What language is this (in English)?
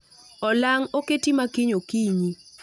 Luo (Kenya and Tanzania)